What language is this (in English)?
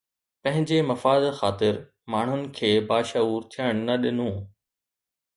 Sindhi